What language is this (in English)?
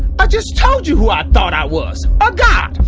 English